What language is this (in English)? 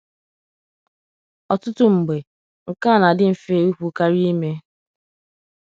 Igbo